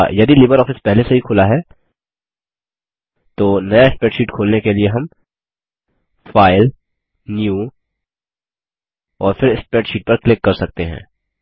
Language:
Hindi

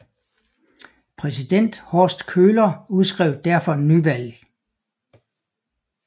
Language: Danish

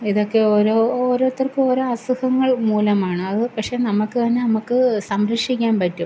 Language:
Malayalam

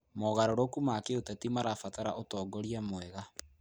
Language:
Kikuyu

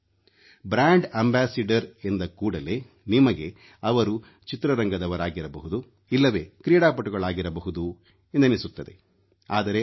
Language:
Kannada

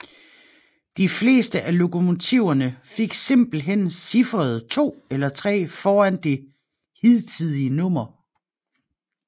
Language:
Danish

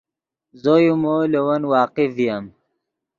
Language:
Yidgha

